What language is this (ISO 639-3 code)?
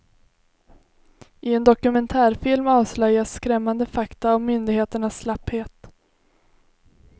swe